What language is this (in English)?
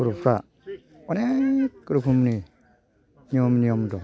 Bodo